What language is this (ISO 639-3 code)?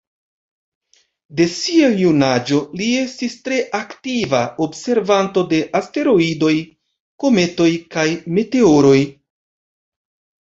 epo